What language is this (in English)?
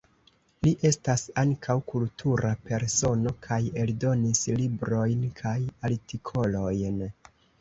Esperanto